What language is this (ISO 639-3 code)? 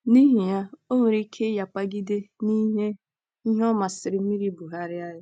ibo